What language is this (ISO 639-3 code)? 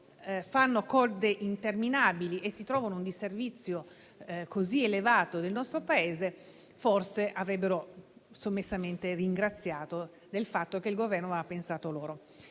ita